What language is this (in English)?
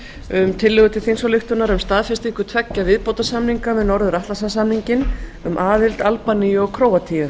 Icelandic